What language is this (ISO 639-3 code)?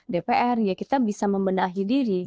ind